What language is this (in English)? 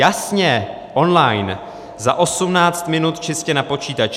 Czech